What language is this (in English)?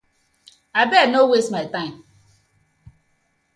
Nigerian Pidgin